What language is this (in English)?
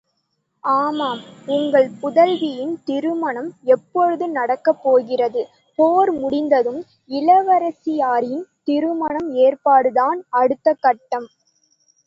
Tamil